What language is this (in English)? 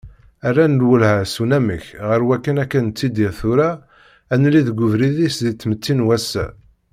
Kabyle